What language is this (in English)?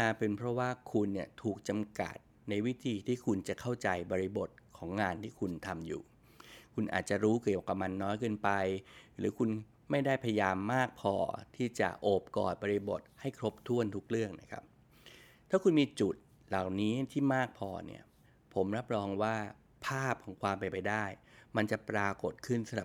Thai